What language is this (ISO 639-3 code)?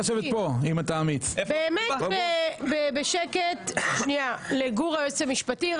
heb